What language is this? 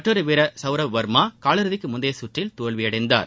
Tamil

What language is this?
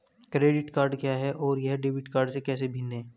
Hindi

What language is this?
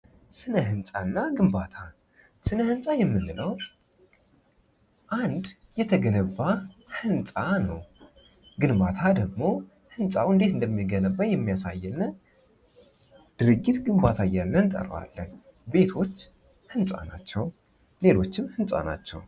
Amharic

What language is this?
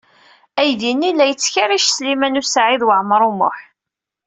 Kabyle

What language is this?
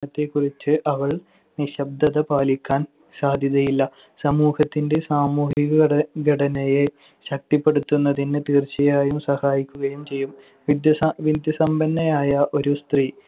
Malayalam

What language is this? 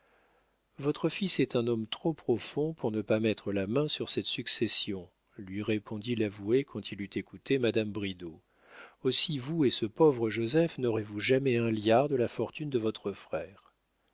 French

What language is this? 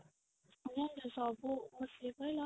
Odia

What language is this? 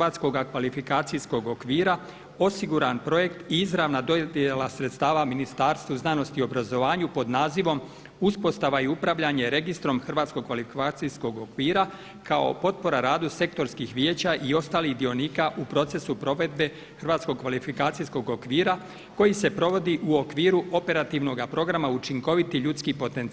Croatian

